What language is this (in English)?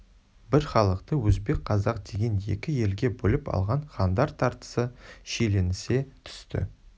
Kazakh